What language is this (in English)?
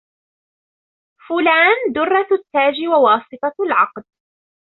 Arabic